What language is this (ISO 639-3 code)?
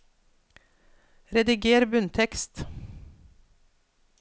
nor